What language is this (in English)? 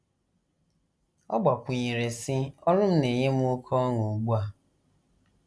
Igbo